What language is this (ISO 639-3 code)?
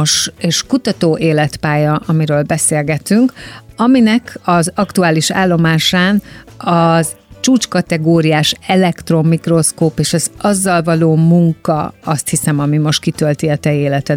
hun